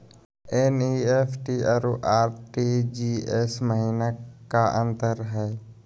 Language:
Magahi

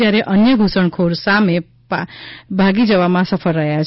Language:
Gujarati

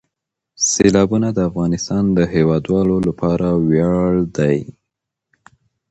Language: Pashto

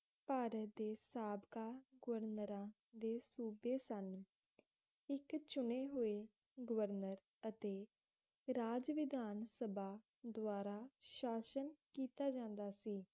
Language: Punjabi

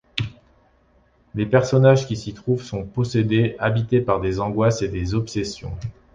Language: French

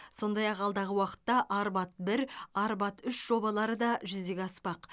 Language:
Kazakh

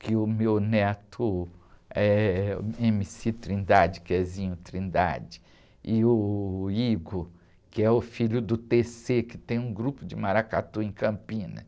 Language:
Portuguese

